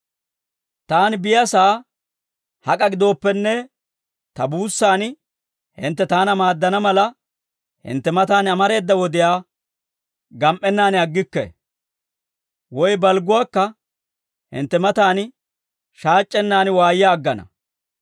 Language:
Dawro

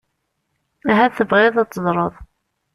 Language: Kabyle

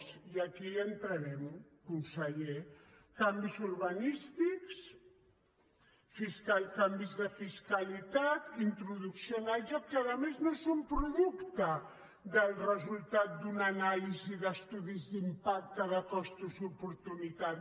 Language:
Catalan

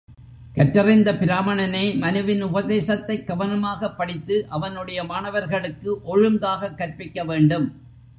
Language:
Tamil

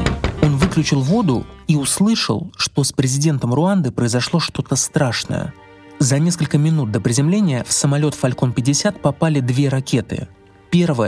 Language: Russian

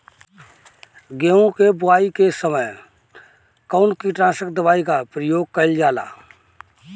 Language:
Bhojpuri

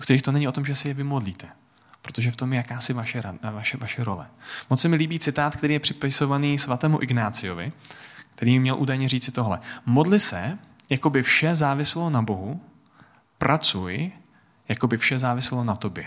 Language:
Czech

